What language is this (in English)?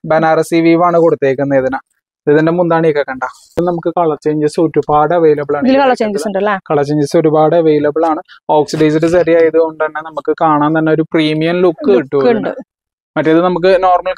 Malayalam